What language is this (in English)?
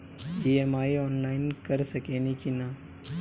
Bhojpuri